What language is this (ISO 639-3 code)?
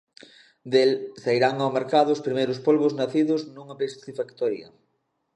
glg